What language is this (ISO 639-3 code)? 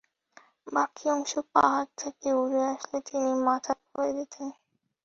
ben